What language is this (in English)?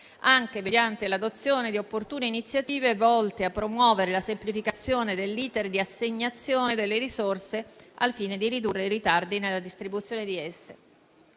Italian